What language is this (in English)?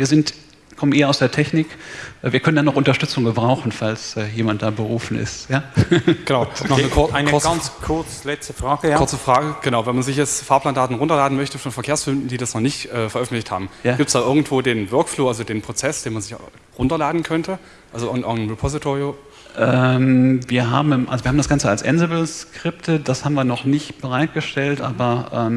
German